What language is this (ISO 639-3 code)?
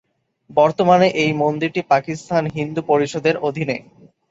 ben